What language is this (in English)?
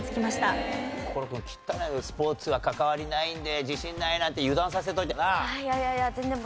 Japanese